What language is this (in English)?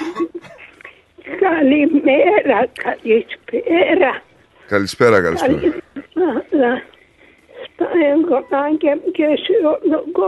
Greek